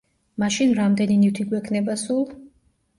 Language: Georgian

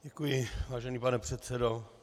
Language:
Czech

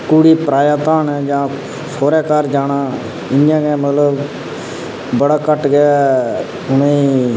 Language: Dogri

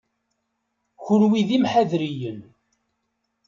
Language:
Kabyle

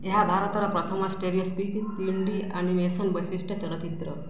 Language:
Odia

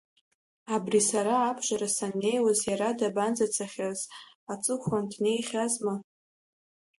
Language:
Abkhazian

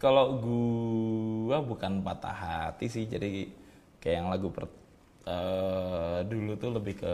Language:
Indonesian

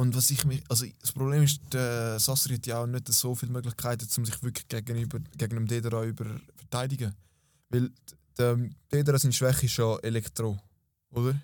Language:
German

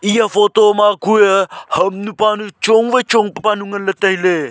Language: Wancho Naga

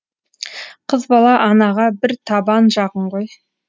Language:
Kazakh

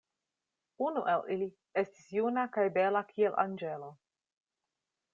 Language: Esperanto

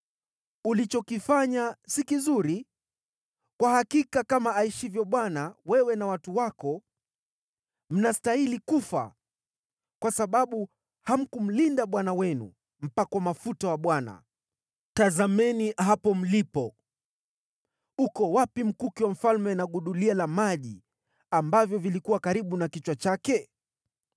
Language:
Swahili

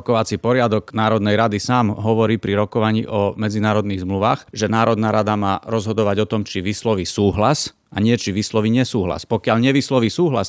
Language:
Slovak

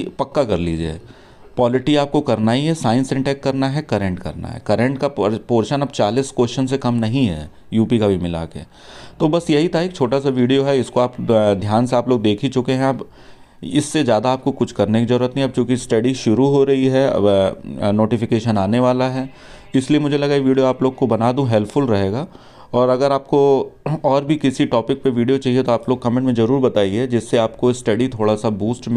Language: Hindi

